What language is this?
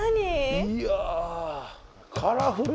Japanese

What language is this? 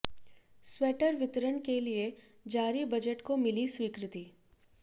Hindi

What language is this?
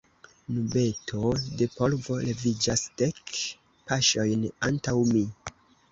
Esperanto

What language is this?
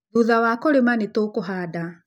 Kikuyu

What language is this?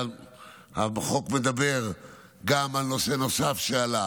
Hebrew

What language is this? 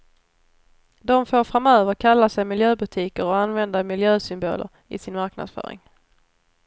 Swedish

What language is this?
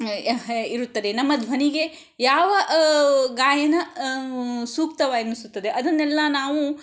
Kannada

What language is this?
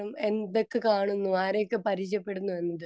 Malayalam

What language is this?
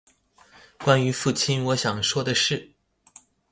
Chinese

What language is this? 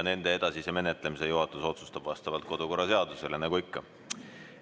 Estonian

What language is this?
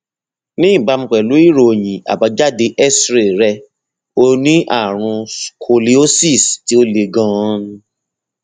Yoruba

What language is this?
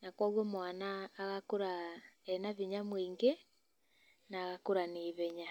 Kikuyu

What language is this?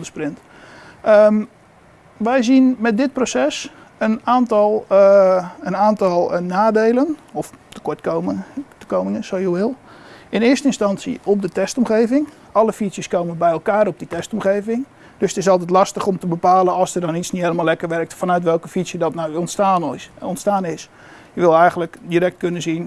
Dutch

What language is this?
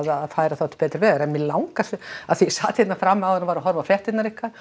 Icelandic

